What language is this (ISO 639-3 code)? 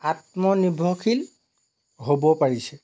asm